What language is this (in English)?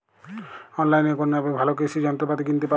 Bangla